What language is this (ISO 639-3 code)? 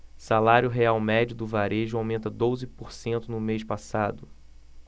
por